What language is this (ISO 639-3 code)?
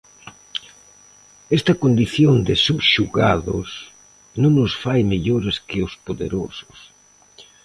glg